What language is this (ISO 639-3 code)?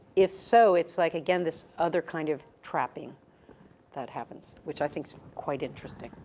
eng